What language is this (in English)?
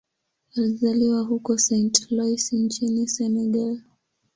Swahili